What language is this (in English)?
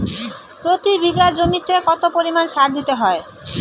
Bangla